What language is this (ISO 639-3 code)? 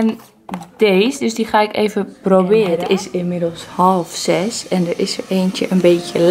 nld